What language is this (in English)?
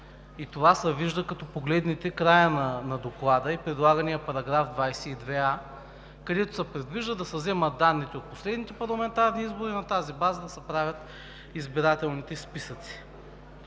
Bulgarian